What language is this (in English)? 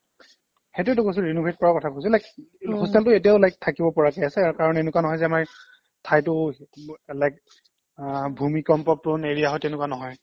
Assamese